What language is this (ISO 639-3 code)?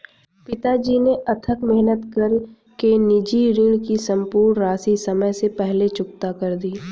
hin